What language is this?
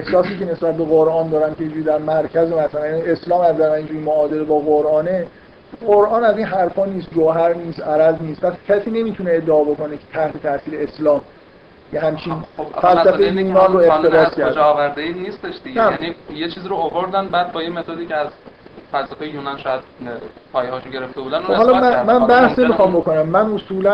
Persian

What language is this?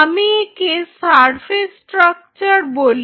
Bangla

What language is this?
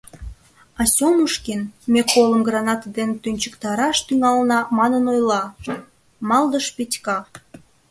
Mari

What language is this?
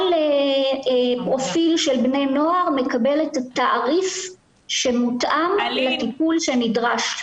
Hebrew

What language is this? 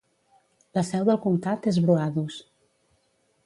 Catalan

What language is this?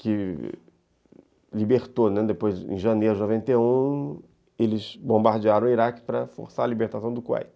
Portuguese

